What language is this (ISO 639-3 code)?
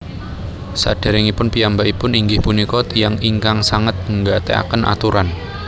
jav